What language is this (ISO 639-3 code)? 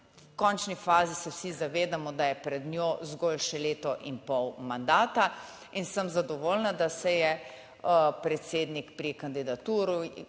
slv